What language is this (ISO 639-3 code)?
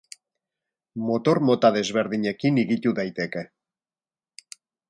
eus